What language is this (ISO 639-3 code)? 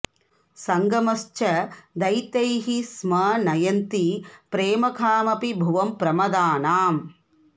san